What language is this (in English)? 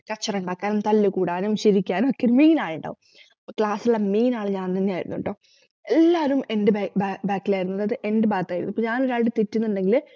Malayalam